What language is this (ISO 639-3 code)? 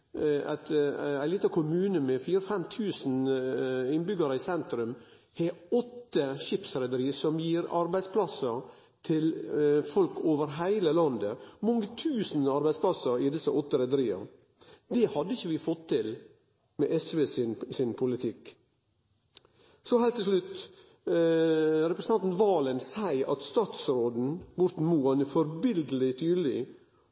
nno